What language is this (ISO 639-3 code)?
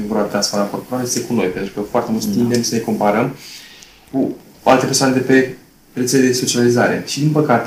ron